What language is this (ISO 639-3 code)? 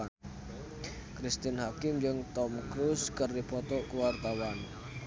sun